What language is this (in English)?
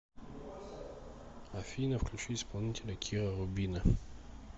Russian